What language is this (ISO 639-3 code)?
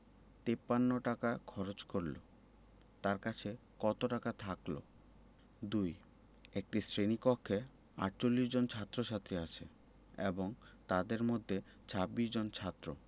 ben